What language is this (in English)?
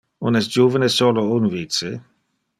Interlingua